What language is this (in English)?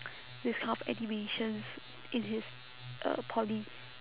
English